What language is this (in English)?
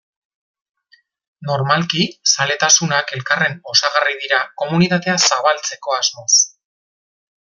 Basque